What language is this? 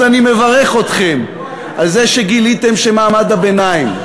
Hebrew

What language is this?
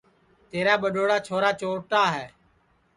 Sansi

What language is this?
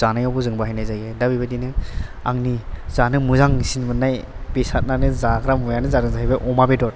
Bodo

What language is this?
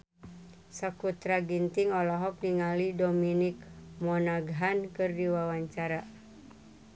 Sundanese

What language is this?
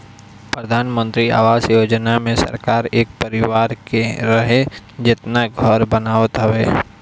Bhojpuri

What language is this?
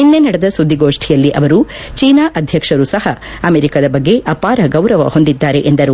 Kannada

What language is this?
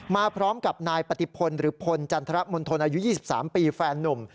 Thai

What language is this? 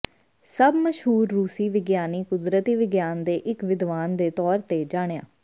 Punjabi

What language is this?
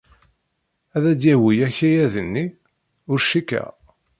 Kabyle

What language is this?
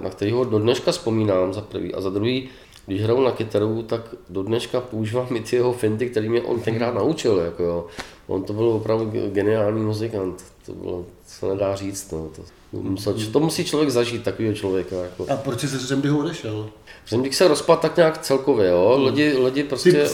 Czech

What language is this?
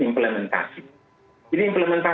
Indonesian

